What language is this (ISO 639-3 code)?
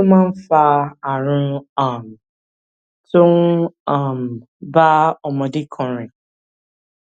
yor